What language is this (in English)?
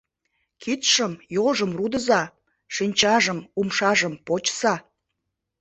Mari